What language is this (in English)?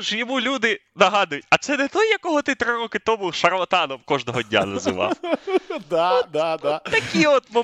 Ukrainian